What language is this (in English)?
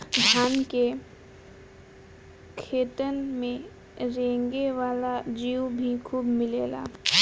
Bhojpuri